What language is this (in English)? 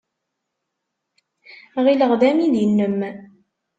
Kabyle